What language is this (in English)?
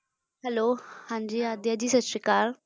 Punjabi